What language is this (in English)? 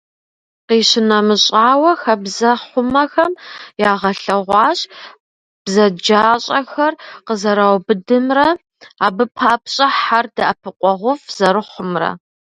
Kabardian